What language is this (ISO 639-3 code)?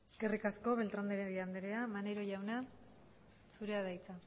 eus